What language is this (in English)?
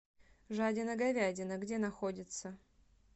Russian